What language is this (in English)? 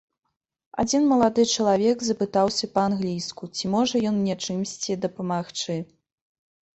Belarusian